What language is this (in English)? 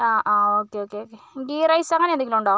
Malayalam